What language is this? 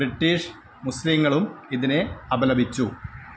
Malayalam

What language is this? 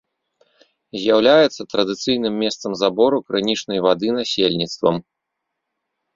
Belarusian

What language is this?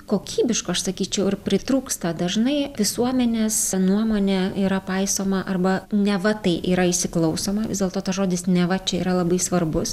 Lithuanian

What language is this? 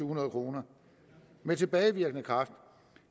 Danish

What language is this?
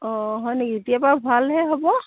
Assamese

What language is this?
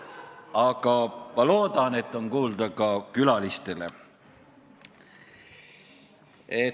Estonian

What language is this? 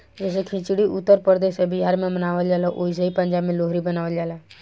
Bhojpuri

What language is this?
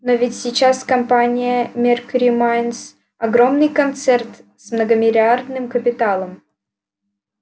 Russian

